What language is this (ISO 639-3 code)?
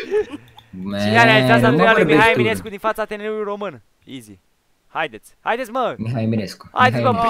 ron